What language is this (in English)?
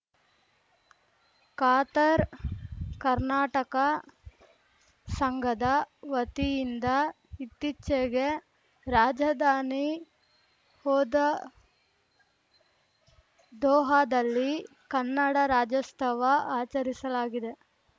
Kannada